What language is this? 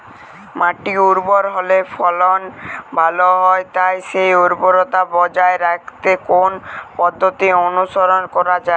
Bangla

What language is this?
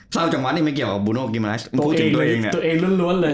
Thai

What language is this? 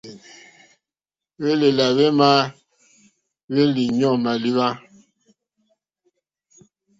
Mokpwe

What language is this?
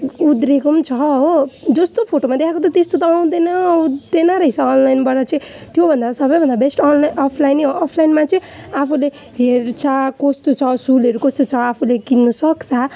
Nepali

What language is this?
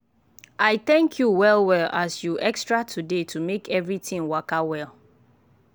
Nigerian Pidgin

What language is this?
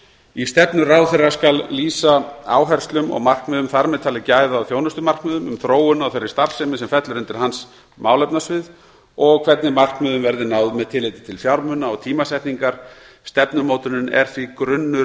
Icelandic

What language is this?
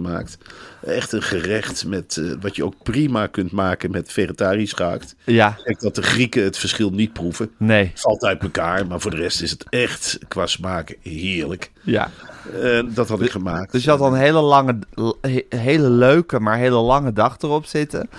Dutch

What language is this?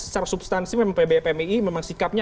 Indonesian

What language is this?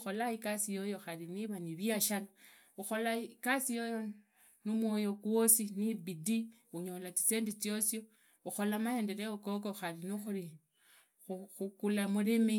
Idakho-Isukha-Tiriki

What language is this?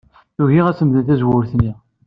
Kabyle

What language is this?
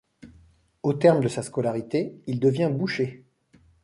French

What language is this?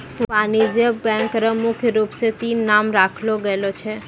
Maithili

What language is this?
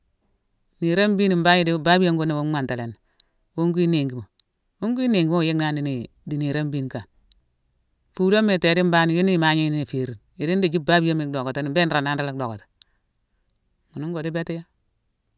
Mansoanka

